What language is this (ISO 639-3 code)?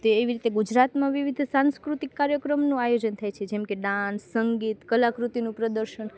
guj